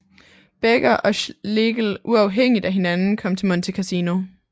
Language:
Danish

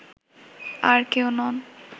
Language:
Bangla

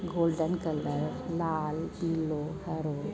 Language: Sindhi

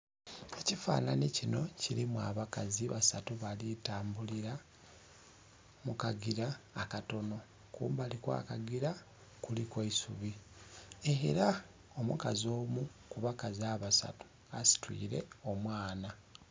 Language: Soga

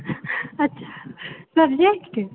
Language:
Maithili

